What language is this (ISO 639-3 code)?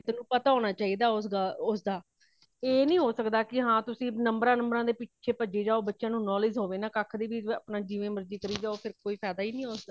pan